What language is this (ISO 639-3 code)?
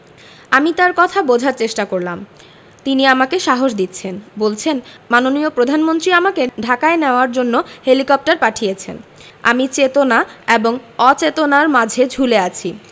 ben